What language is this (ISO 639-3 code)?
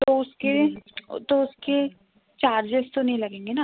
hin